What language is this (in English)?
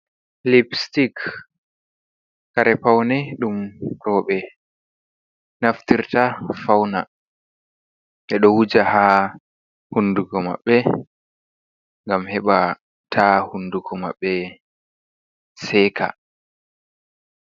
Fula